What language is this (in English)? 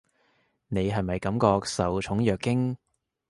Cantonese